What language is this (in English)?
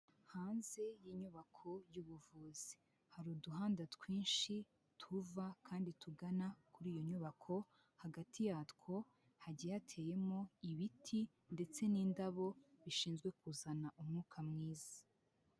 Kinyarwanda